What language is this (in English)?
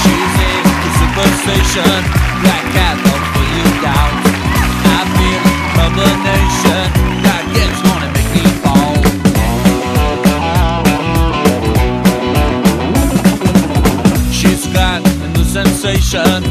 Persian